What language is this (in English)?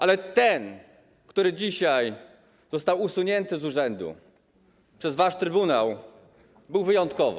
Polish